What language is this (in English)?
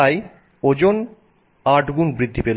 Bangla